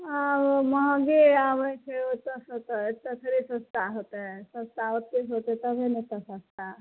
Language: Maithili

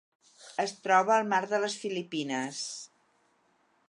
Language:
Catalan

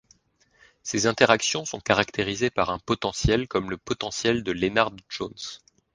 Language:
French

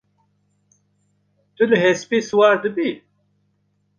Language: Kurdish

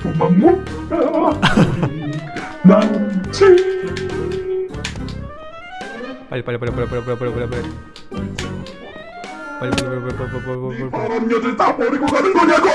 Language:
Korean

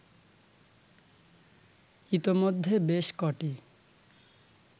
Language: Bangla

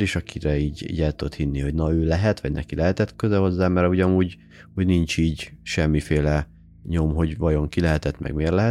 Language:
Hungarian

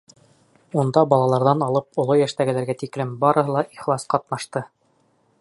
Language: Bashkir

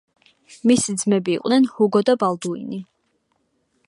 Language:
Georgian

